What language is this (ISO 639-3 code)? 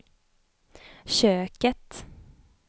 swe